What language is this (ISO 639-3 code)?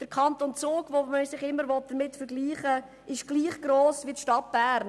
gsw